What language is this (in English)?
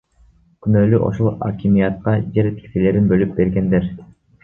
Kyrgyz